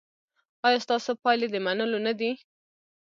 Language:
Pashto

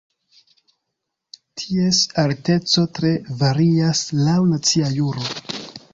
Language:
Esperanto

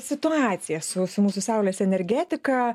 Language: Lithuanian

